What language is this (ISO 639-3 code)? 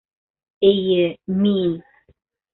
bak